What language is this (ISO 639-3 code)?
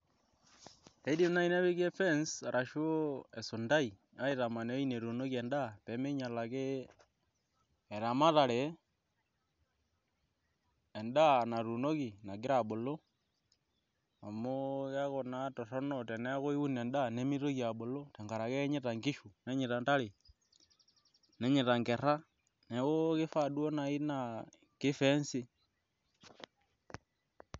mas